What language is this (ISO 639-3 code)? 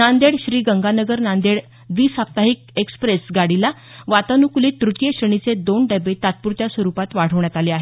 mar